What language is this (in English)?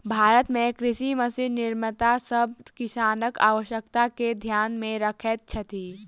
Maithili